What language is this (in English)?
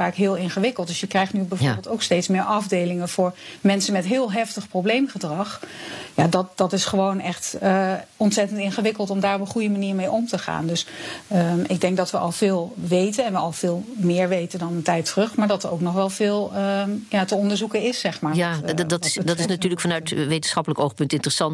Dutch